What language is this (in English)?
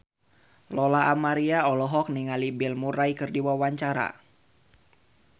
Sundanese